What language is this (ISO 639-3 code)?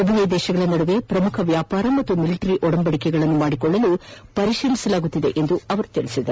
kan